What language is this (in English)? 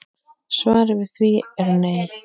Icelandic